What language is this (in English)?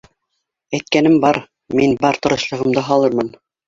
Bashkir